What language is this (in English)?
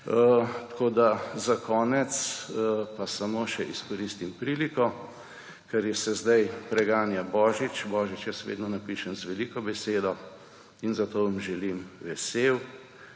Slovenian